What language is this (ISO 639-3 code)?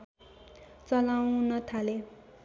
nep